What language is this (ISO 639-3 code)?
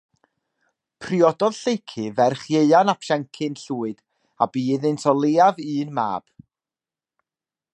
cym